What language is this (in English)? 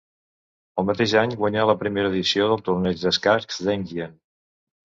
Catalan